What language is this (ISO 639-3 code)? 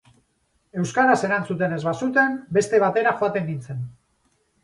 eus